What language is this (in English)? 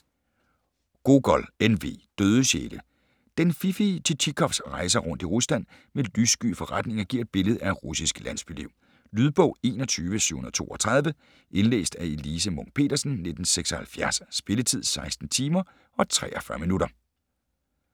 Danish